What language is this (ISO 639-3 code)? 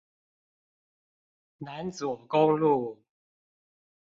zho